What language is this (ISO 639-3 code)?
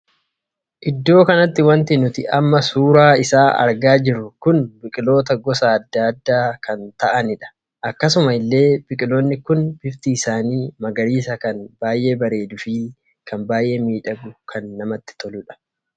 orm